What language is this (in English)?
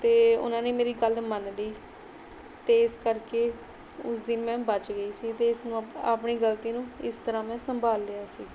Punjabi